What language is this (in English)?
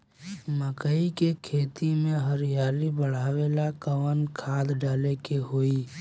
Bhojpuri